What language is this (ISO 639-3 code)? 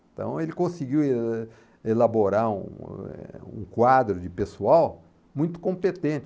por